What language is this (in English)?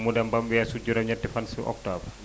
Wolof